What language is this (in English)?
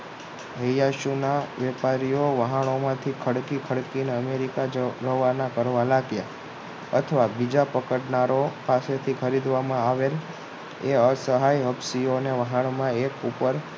Gujarati